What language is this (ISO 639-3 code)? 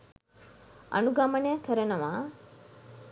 sin